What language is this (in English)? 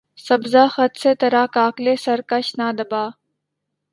Urdu